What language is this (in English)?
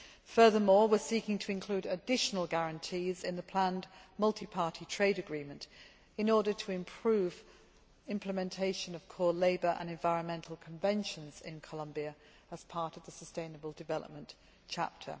English